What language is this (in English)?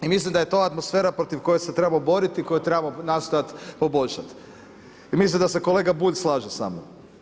Croatian